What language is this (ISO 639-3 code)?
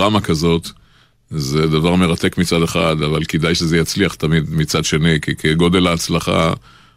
heb